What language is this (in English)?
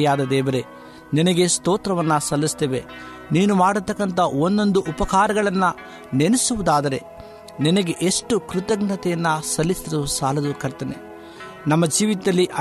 Kannada